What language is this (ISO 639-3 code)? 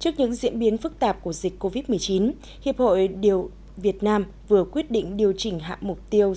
vie